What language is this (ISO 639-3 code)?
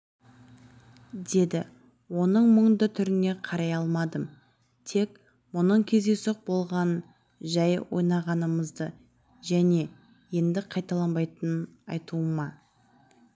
kaz